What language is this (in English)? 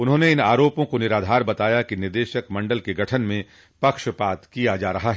Hindi